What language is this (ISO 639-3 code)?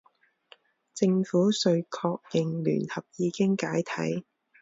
zho